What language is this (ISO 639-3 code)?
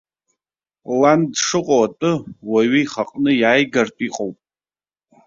abk